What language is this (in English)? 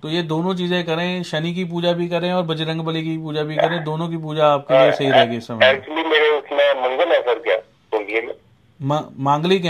Hindi